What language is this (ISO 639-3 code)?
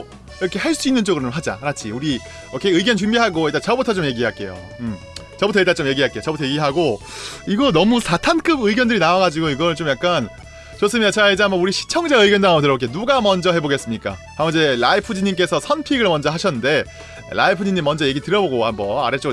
kor